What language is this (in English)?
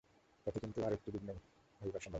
Bangla